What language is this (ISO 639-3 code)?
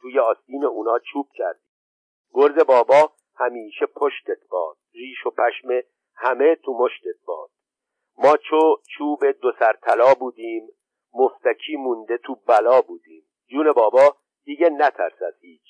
fas